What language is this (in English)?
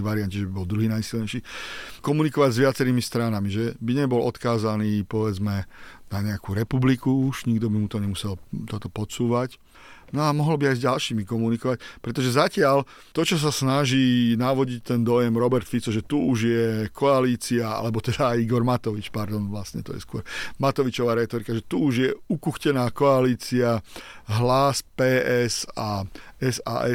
Slovak